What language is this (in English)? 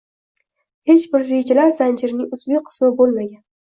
Uzbek